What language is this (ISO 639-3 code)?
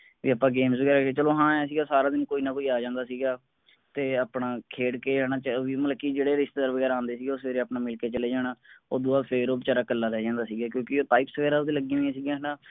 pan